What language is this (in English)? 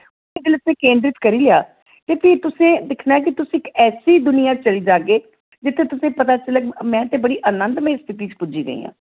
Dogri